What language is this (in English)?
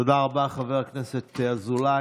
Hebrew